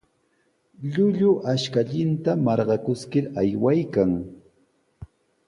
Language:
Sihuas Ancash Quechua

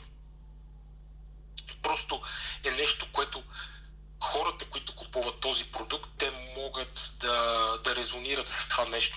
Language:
Bulgarian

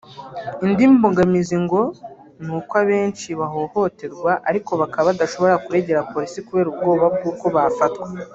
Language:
Kinyarwanda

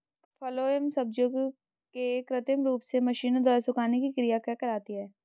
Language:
Hindi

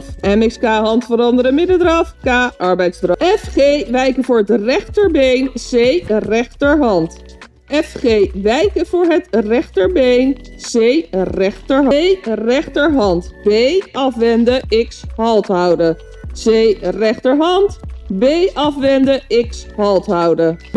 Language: Dutch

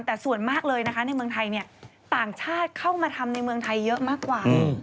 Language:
Thai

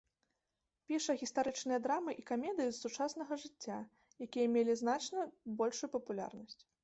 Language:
Belarusian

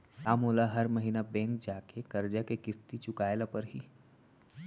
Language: Chhattisgarhi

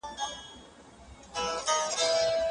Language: Pashto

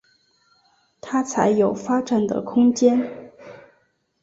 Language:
Chinese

